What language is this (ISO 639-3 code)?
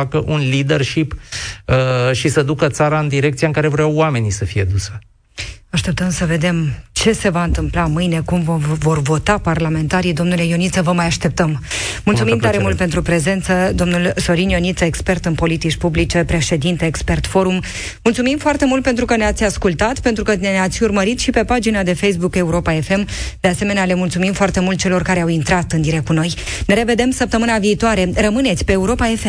ron